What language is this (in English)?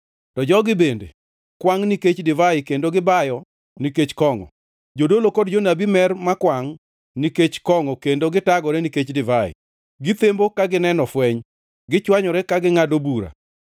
Luo (Kenya and Tanzania)